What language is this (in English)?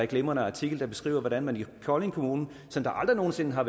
Danish